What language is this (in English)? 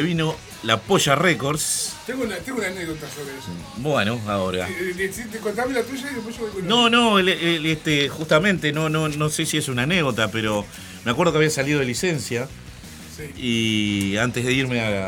Spanish